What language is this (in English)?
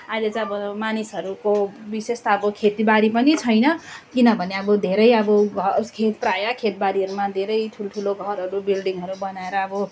Nepali